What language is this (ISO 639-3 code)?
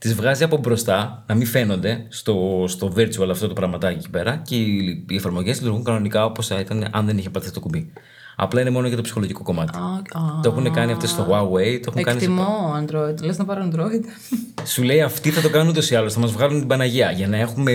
ell